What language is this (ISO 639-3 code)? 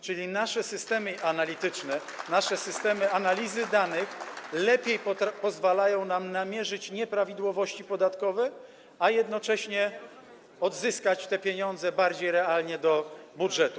pol